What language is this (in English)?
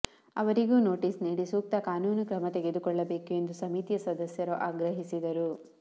Kannada